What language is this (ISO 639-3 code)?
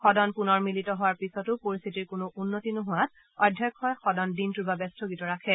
asm